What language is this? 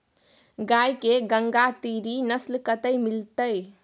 Maithili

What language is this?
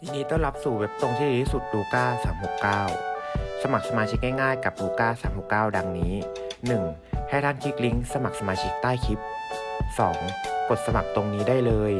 Thai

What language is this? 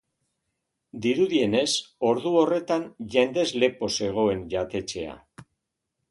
Basque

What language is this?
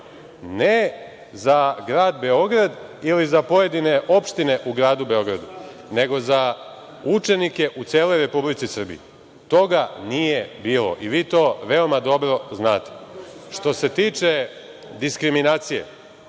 Serbian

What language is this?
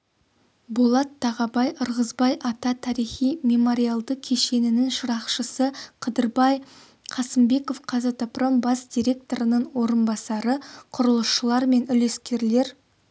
Kazakh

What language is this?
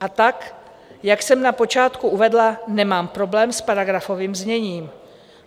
Czech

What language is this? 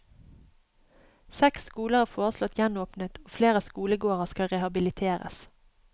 Norwegian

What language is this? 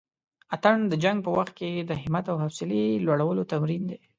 Pashto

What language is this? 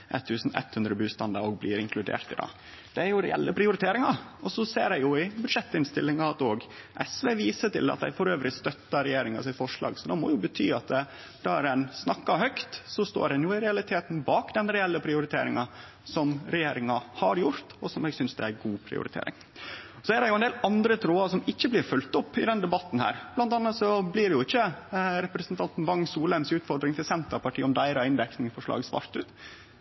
Norwegian Nynorsk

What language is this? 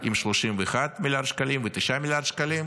Hebrew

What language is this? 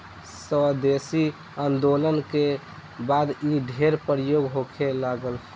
Bhojpuri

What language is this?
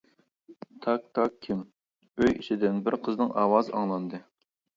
Uyghur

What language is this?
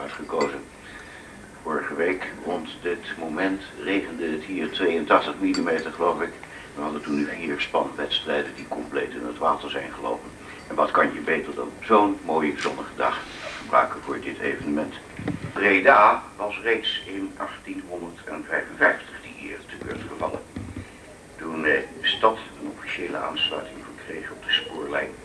Dutch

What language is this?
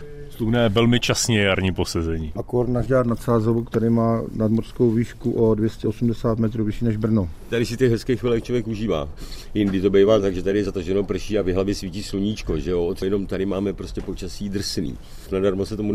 Czech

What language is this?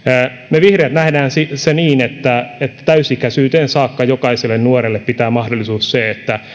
Finnish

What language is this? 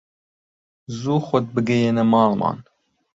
Central Kurdish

